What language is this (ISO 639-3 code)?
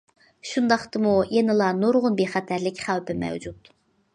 uig